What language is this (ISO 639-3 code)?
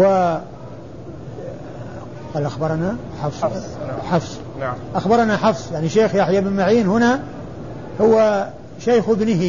ara